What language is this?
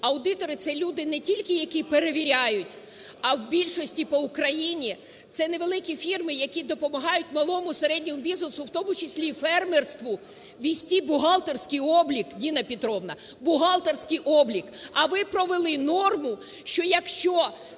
Ukrainian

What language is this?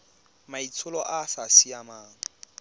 Tswana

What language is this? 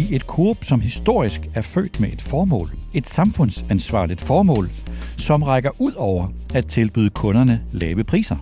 Danish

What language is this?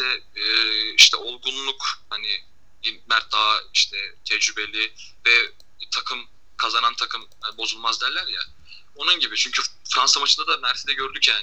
Turkish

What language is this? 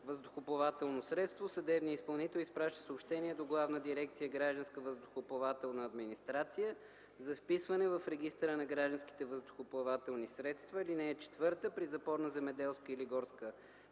Bulgarian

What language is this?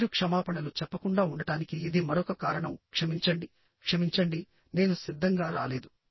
Telugu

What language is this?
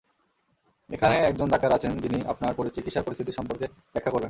Bangla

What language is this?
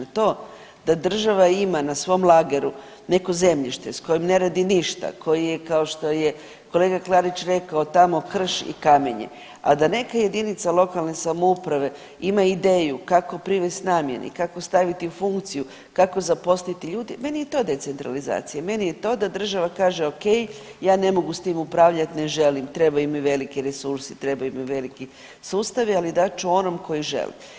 Croatian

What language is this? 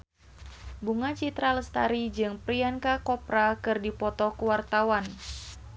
Sundanese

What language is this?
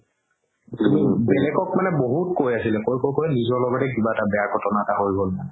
Assamese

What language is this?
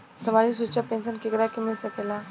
Bhojpuri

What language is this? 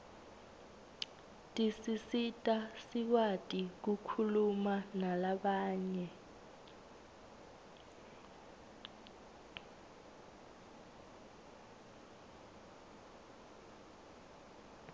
Swati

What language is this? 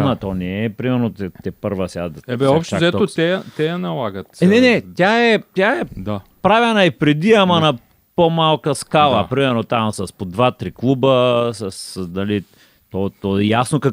Bulgarian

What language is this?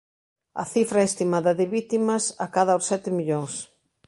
Galician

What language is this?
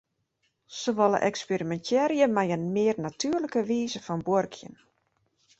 Western Frisian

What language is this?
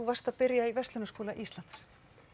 Icelandic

